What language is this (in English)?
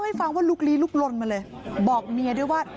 Thai